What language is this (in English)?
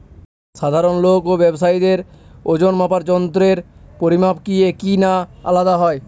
Bangla